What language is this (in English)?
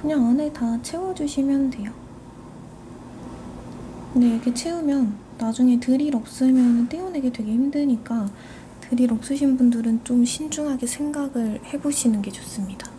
Korean